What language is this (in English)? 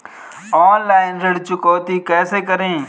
Hindi